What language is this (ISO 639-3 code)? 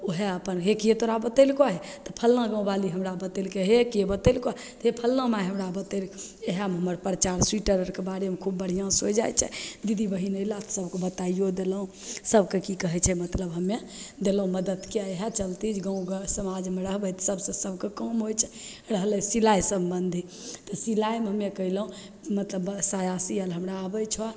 mai